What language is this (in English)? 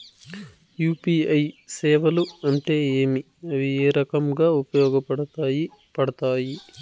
Telugu